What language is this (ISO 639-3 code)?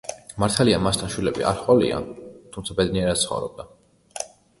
kat